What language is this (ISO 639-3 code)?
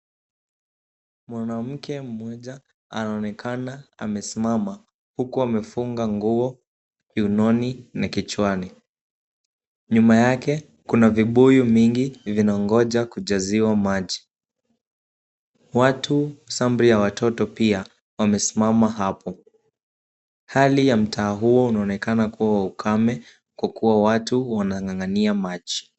swa